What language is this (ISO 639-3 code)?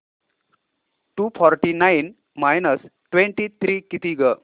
mar